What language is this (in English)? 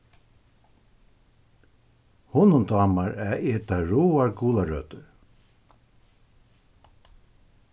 Faroese